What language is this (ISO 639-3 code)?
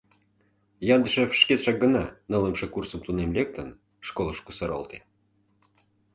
chm